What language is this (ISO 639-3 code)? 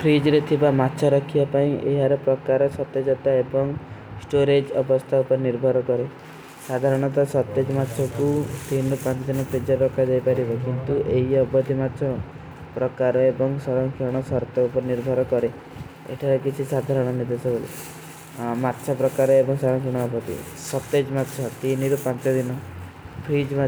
uki